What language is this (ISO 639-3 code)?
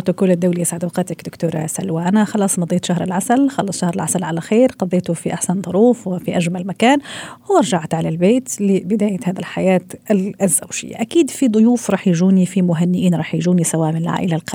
ara